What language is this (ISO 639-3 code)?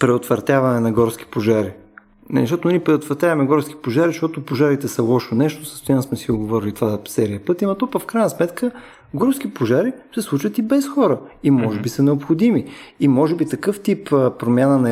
bul